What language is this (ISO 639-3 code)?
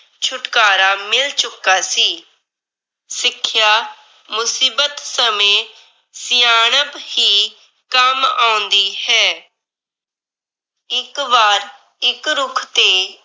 pan